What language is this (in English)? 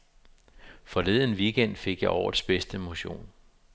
Danish